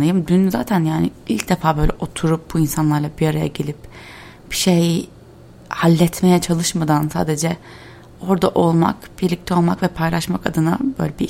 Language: Turkish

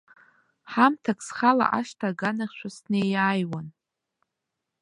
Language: Abkhazian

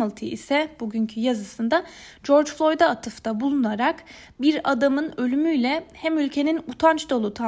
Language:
Turkish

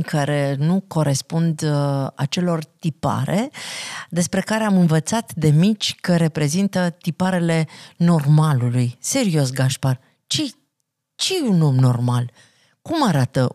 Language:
Romanian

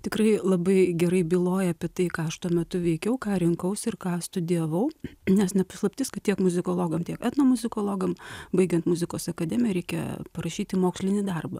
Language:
Lithuanian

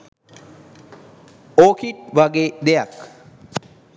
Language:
Sinhala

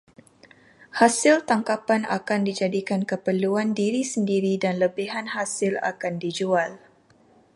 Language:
Malay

